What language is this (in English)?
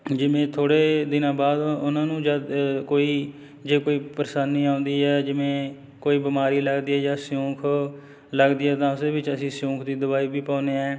Punjabi